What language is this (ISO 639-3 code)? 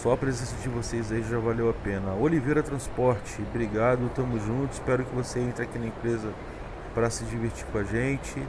por